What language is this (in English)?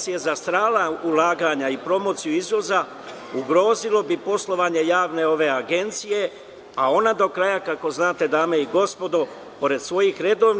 Serbian